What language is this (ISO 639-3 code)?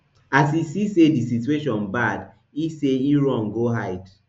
pcm